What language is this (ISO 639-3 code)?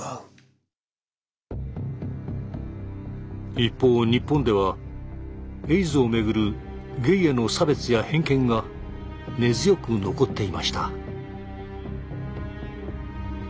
jpn